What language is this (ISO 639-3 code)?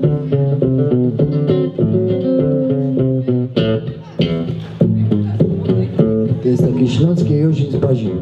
pol